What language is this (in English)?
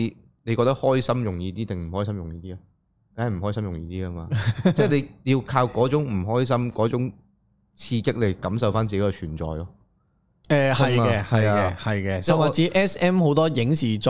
Chinese